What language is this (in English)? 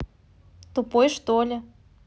Russian